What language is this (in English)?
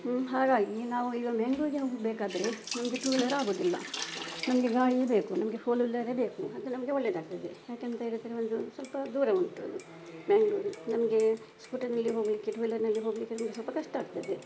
Kannada